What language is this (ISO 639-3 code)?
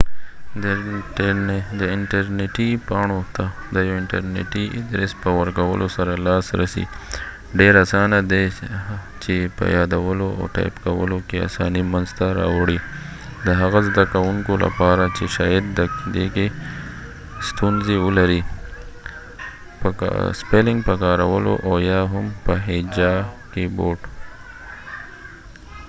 pus